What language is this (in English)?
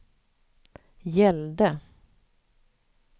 Swedish